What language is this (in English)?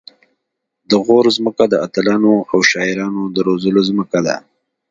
Pashto